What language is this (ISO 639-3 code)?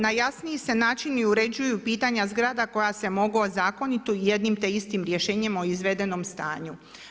hrv